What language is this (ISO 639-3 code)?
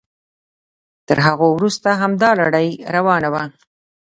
pus